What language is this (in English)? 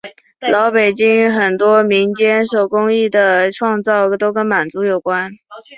Chinese